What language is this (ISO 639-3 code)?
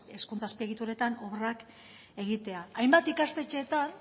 eus